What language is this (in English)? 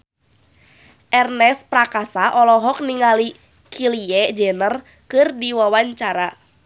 Sundanese